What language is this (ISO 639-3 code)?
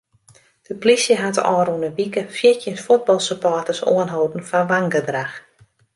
fry